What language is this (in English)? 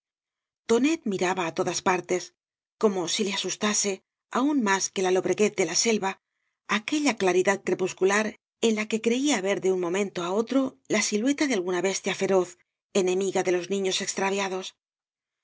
Spanish